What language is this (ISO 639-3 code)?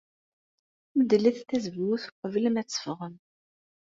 kab